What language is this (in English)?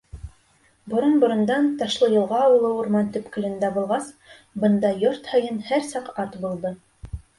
Bashkir